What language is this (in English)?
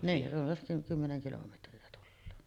Finnish